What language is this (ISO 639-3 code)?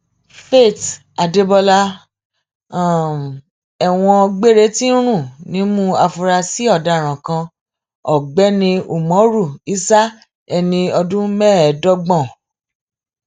yor